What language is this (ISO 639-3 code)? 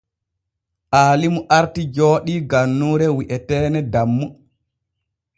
fue